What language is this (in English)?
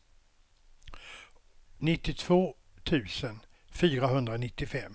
Swedish